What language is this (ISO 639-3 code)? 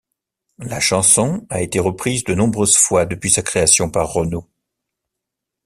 fra